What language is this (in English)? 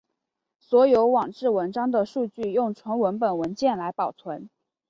Chinese